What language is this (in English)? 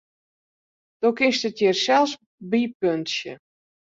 Western Frisian